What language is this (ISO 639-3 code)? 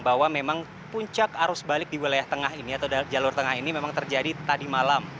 ind